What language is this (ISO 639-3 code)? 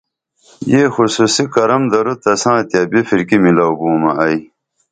dml